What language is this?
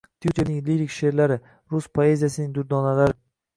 Uzbek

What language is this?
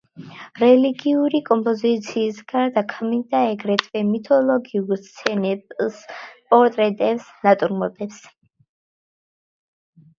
Georgian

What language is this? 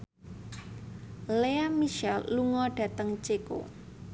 Javanese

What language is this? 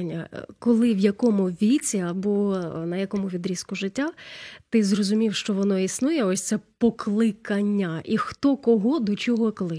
Ukrainian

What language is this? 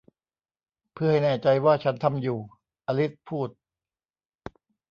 Thai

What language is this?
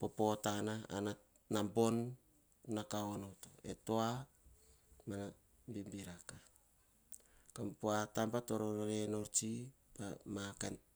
Hahon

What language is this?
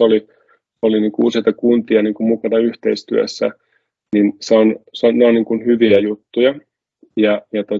Finnish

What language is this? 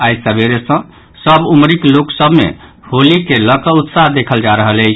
Maithili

